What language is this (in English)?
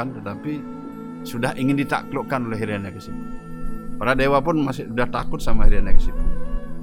Indonesian